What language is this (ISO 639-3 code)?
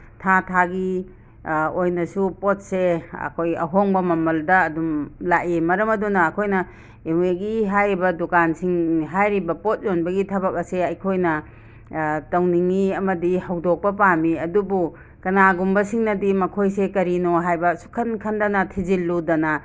mni